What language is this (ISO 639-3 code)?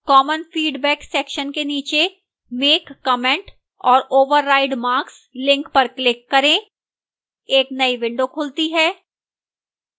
hin